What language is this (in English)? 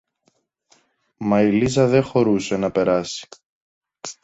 Greek